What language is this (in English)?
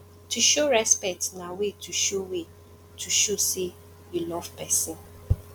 Nigerian Pidgin